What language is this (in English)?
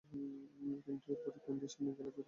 Bangla